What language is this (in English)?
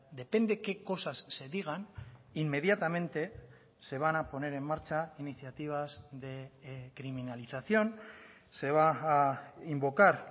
Spanish